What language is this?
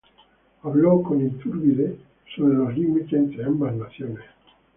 Spanish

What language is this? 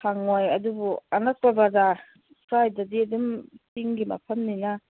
Manipuri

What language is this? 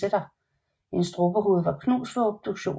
Danish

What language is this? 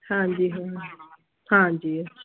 Punjabi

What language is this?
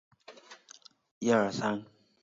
Chinese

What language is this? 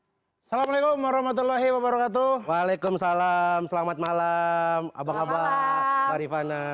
Indonesian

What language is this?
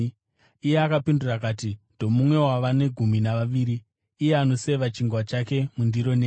Shona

